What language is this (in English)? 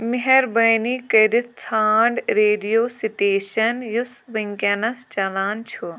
Kashmiri